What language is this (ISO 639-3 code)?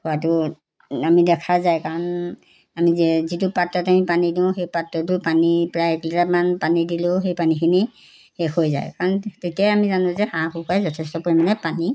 asm